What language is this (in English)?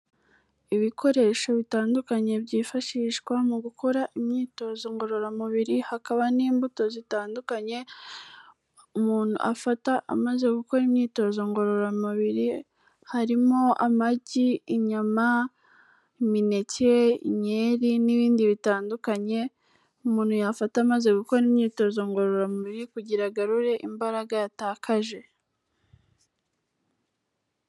Kinyarwanda